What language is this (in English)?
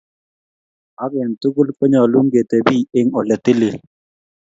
Kalenjin